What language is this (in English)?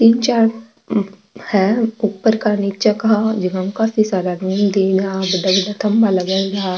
Marwari